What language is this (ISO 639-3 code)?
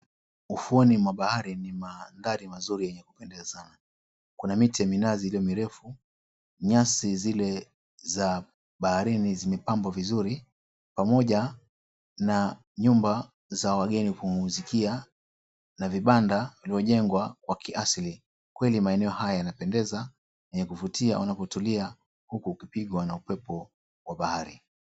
swa